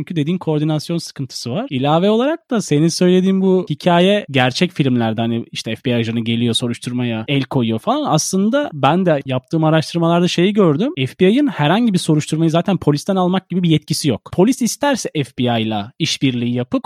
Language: Turkish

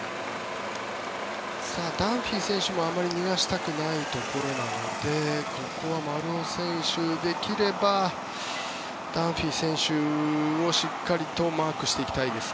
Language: Japanese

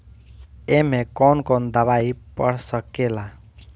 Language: Bhojpuri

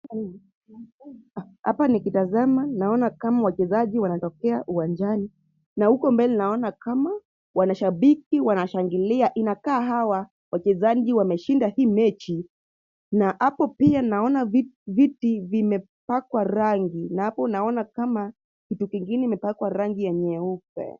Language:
Swahili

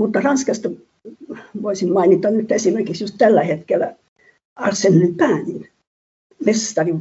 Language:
Finnish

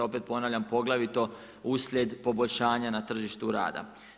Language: Croatian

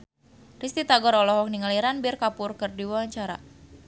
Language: Sundanese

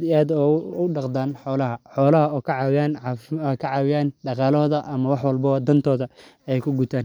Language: Somali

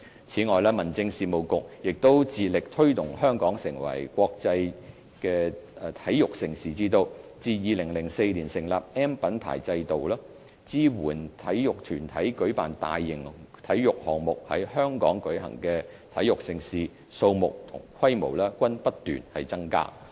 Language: Cantonese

